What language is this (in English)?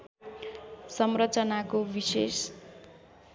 Nepali